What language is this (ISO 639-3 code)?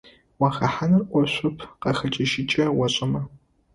ady